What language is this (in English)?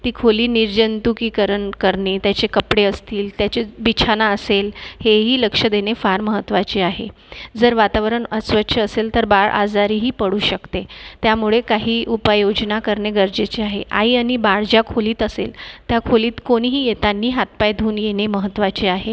Marathi